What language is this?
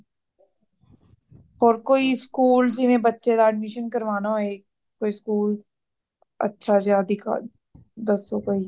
Punjabi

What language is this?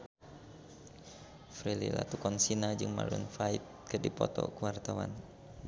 Sundanese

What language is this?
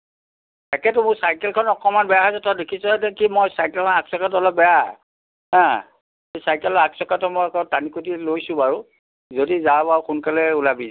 Assamese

